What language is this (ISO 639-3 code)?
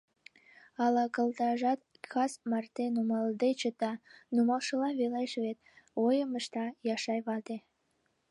chm